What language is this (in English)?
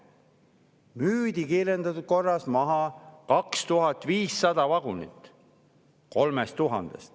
Estonian